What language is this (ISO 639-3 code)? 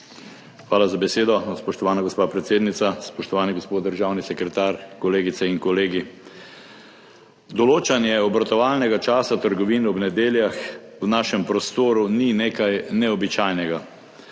slv